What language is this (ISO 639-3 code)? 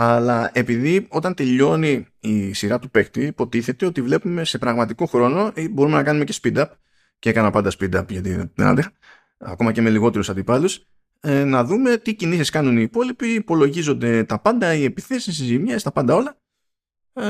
ell